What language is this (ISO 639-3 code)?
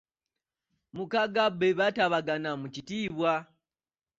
lug